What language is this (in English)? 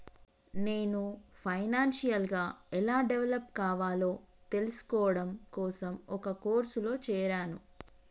Telugu